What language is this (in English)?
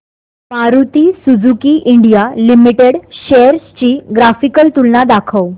Marathi